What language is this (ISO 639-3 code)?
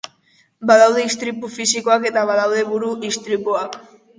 eus